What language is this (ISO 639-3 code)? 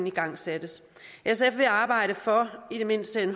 dan